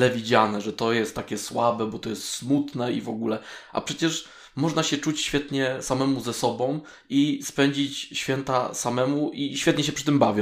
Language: Polish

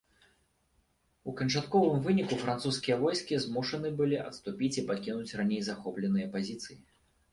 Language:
Belarusian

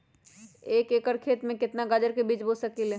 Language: Magahi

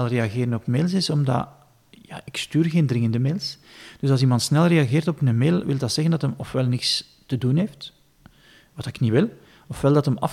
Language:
Dutch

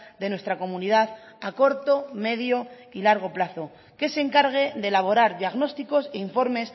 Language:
Spanish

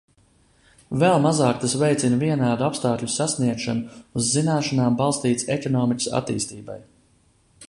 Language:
Latvian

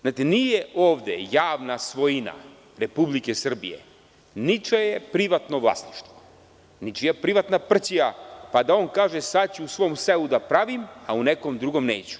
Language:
Serbian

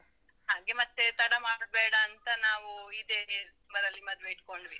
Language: Kannada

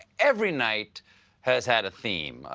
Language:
English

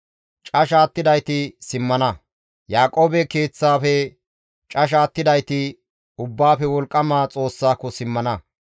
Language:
Gamo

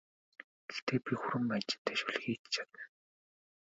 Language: Mongolian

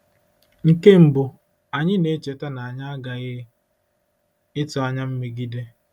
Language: Igbo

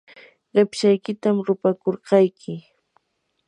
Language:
Yanahuanca Pasco Quechua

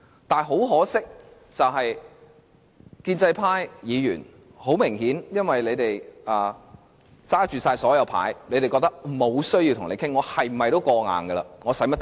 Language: Cantonese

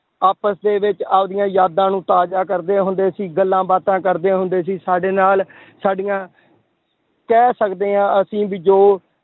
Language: Punjabi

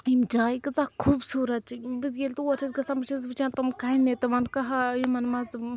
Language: Kashmiri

